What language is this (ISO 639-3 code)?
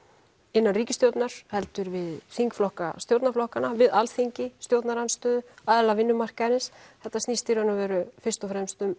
isl